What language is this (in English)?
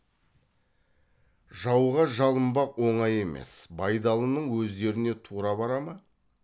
Kazakh